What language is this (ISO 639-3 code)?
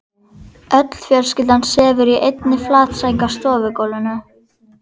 isl